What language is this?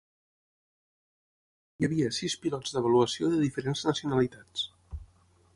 Catalan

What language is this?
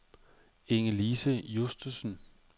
Danish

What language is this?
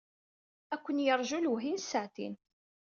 Kabyle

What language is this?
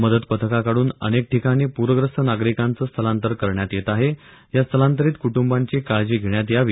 Marathi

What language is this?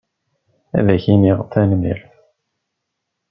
Kabyle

